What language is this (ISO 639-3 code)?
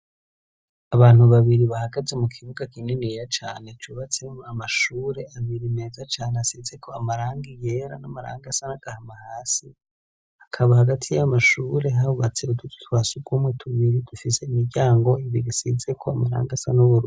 run